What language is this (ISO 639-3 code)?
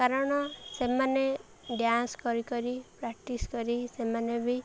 ori